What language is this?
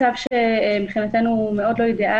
Hebrew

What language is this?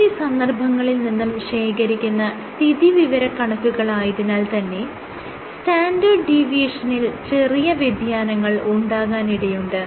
Malayalam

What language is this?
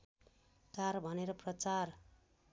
Nepali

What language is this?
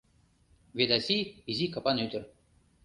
Mari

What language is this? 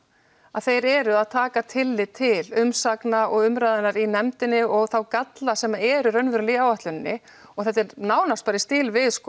Icelandic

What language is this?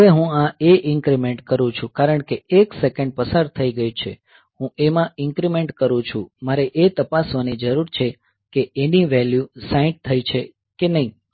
Gujarati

